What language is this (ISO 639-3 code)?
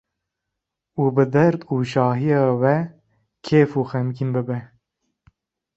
kur